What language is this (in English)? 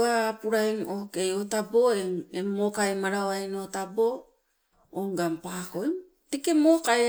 Sibe